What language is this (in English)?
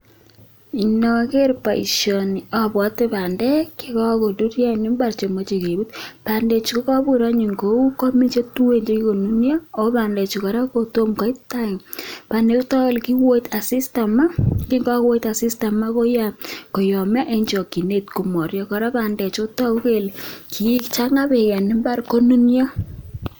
Kalenjin